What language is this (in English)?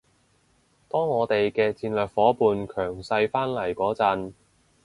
Cantonese